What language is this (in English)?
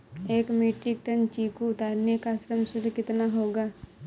Hindi